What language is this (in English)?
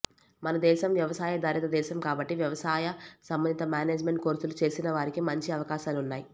Telugu